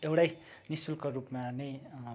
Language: Nepali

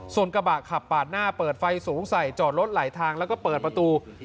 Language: Thai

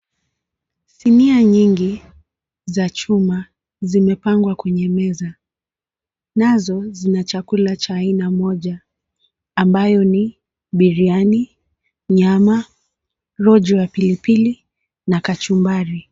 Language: Swahili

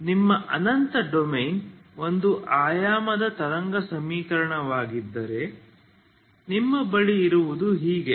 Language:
Kannada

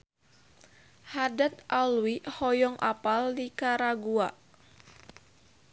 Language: Sundanese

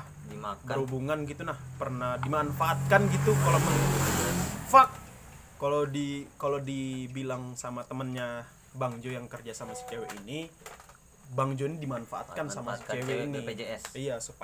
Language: Indonesian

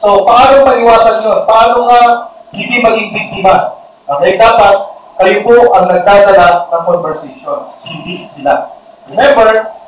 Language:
Filipino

